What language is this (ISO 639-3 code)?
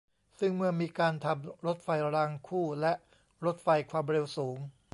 tha